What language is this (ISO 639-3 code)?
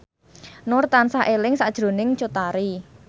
jav